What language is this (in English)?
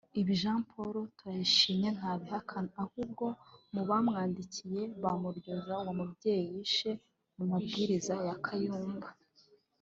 Kinyarwanda